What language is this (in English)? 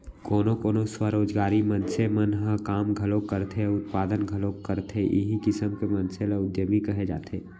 Chhattisgarhi